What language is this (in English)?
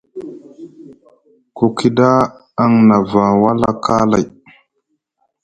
Musgu